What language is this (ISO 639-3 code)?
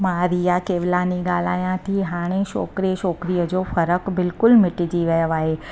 snd